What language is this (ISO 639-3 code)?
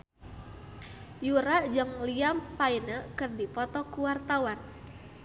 sun